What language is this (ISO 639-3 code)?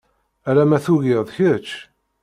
kab